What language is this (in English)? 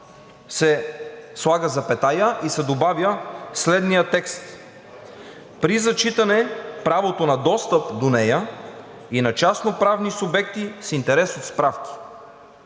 Bulgarian